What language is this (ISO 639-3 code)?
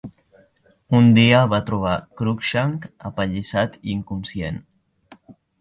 cat